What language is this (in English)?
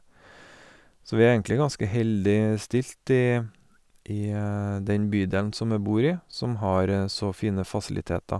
Norwegian